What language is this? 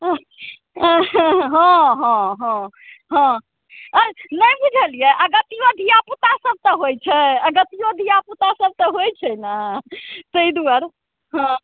Maithili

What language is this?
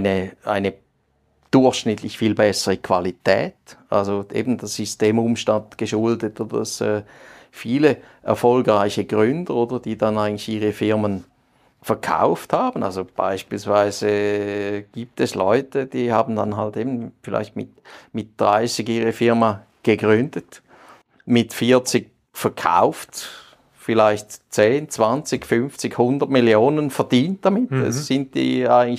German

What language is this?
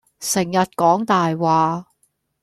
Cantonese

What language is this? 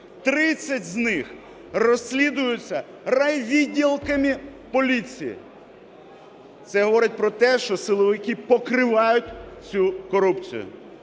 Ukrainian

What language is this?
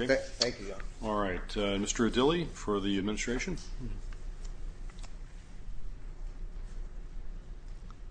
English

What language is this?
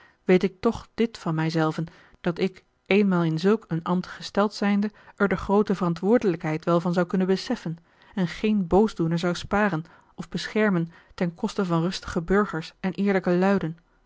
Dutch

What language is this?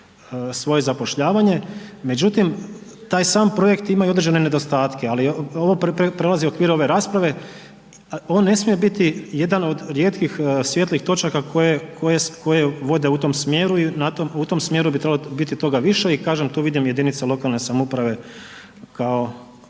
Croatian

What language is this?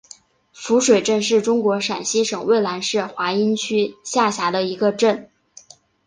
Chinese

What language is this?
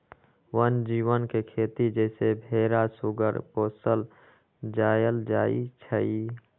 Magahi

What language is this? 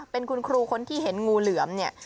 Thai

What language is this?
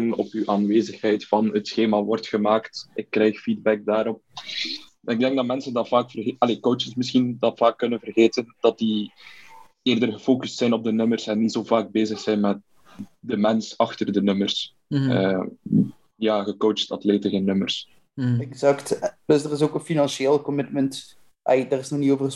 Dutch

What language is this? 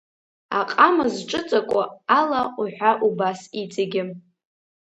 Abkhazian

